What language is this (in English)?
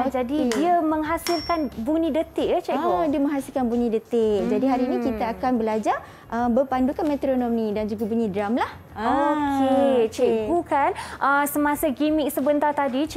Malay